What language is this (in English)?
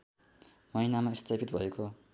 Nepali